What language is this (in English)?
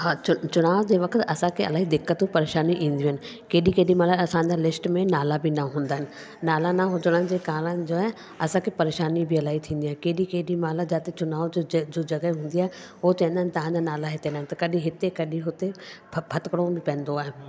Sindhi